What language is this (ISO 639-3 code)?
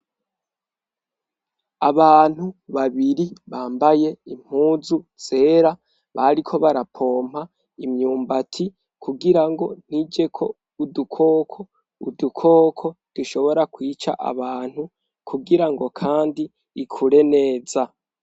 run